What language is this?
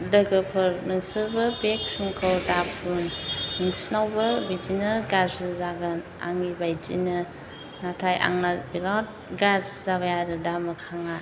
Bodo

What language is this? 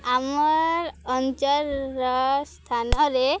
Odia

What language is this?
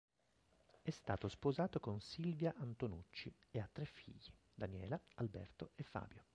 Italian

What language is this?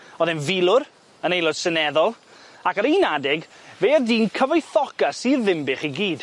Welsh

